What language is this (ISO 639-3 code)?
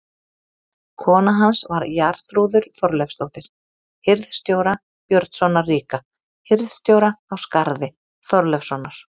isl